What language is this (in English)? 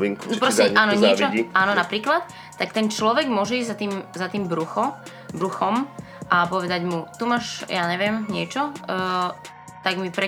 Slovak